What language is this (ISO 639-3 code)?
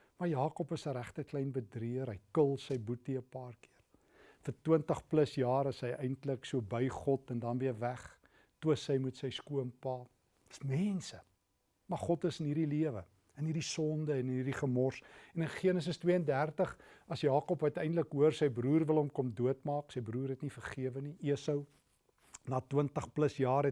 nld